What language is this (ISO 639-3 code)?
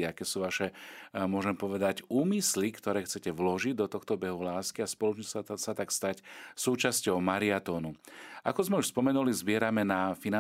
slk